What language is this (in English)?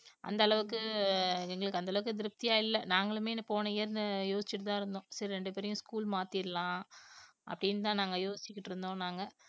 Tamil